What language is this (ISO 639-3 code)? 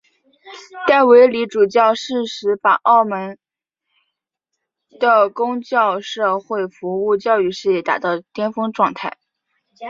zho